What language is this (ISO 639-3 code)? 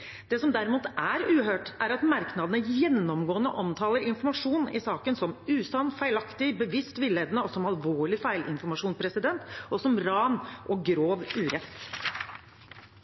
nob